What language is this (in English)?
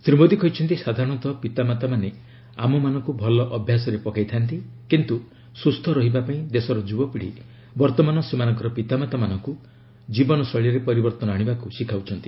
Odia